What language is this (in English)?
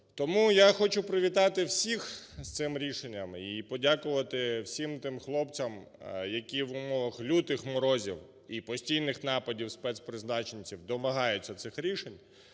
Ukrainian